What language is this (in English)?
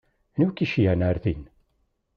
Kabyle